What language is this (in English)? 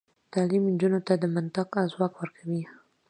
Pashto